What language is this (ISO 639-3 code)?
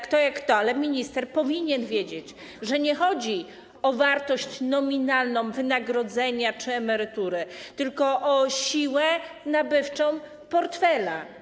pol